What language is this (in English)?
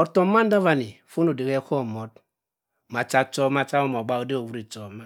Cross River Mbembe